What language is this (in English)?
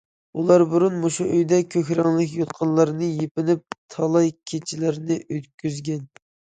Uyghur